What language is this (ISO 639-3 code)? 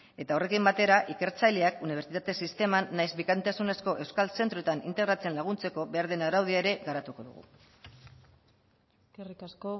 eus